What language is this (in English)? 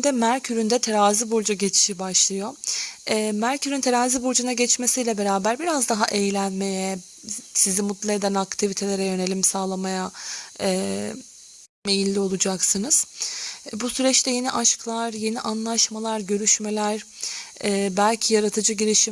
Turkish